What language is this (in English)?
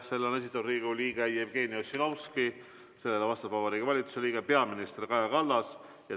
Estonian